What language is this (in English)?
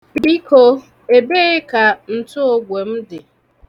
Igbo